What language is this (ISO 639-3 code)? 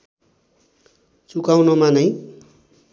nep